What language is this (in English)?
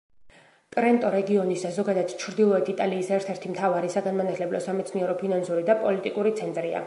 Georgian